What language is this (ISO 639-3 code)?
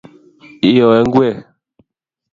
kln